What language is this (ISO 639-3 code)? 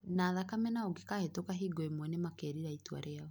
kik